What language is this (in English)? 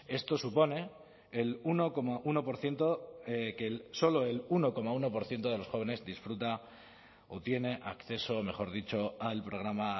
Spanish